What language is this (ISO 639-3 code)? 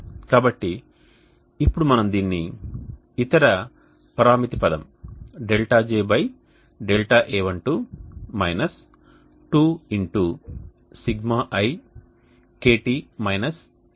tel